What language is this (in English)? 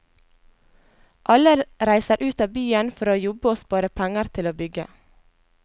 Norwegian